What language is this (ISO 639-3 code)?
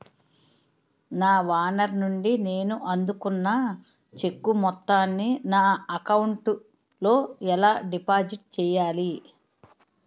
tel